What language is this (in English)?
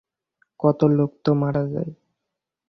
Bangla